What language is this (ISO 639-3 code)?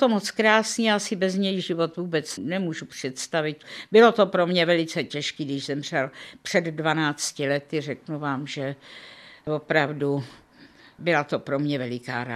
ces